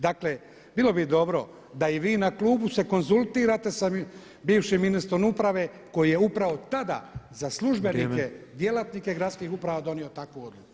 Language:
Croatian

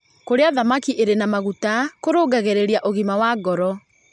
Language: Kikuyu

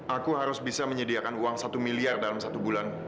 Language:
Indonesian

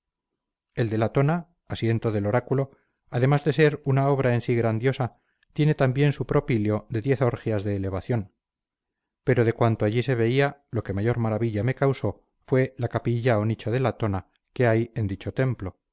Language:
Spanish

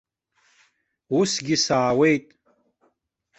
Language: Abkhazian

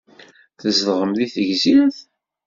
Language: Kabyle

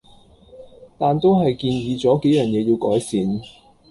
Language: Cantonese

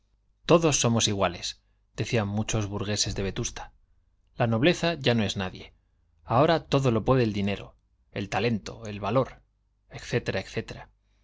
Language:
Spanish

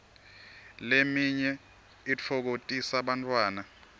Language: Swati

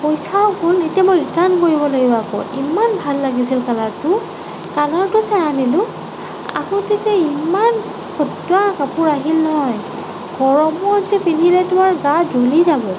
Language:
Assamese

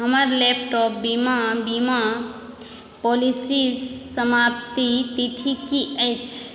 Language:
Maithili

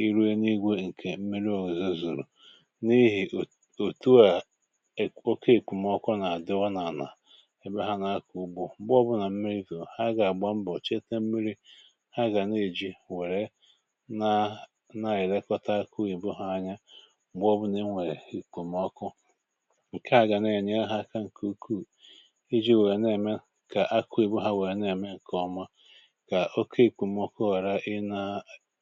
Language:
Igbo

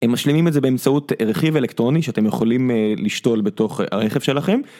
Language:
Hebrew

